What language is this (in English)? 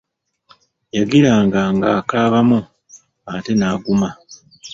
Ganda